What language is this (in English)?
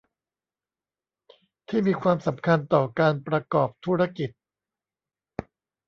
Thai